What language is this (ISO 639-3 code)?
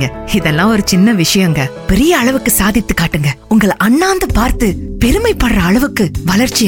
tam